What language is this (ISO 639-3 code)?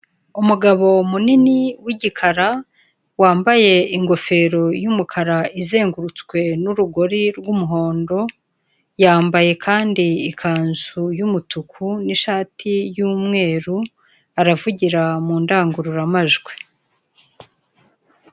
kin